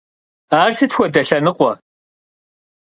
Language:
Kabardian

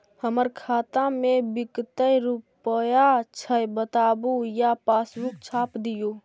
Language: Magahi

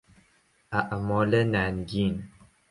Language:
Persian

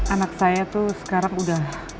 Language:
Indonesian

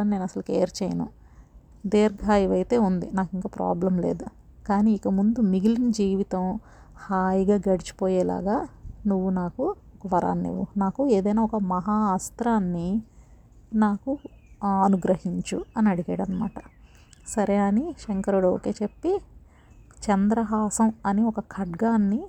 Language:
Telugu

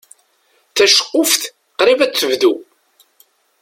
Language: Kabyle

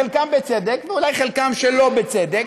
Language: Hebrew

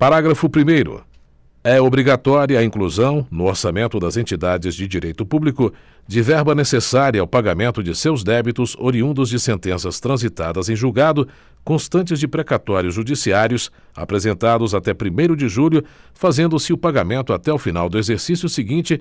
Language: Portuguese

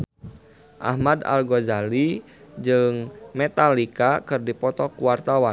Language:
Sundanese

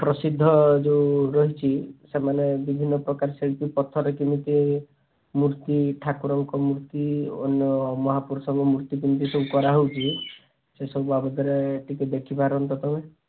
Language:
Odia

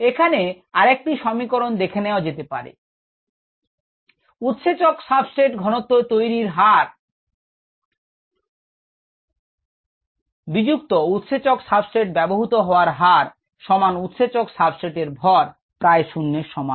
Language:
Bangla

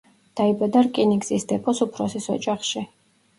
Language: Georgian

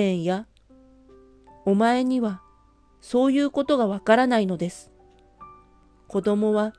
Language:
Japanese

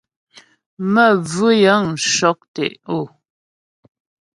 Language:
Ghomala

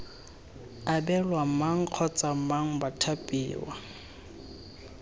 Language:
Tswana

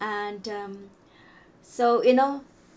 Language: English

